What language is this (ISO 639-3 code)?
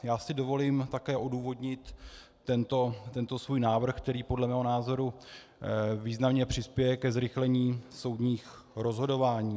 ces